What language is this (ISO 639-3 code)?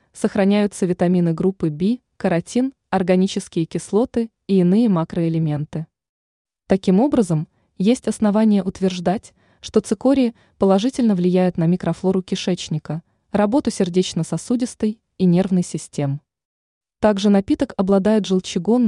rus